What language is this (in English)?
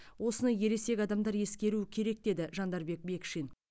Kazakh